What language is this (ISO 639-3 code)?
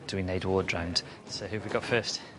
cym